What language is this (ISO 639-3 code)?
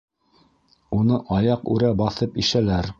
bak